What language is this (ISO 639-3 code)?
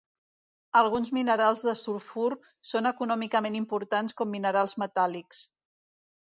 cat